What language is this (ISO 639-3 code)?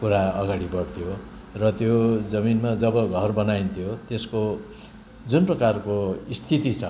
nep